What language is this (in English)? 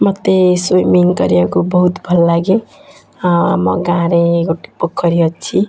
Odia